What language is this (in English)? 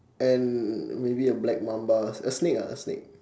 English